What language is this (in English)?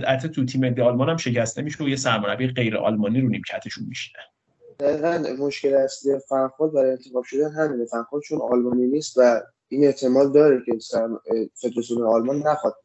Persian